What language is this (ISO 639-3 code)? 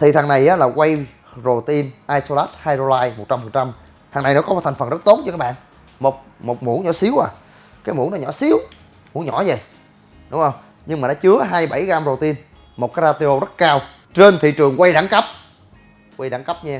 vie